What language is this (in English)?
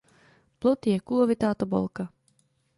Czech